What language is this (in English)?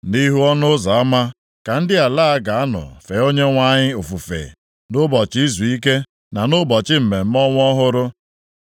Igbo